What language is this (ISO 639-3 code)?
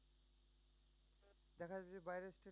ben